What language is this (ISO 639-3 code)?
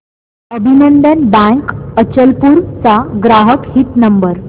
mar